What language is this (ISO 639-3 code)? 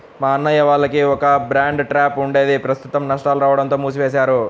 tel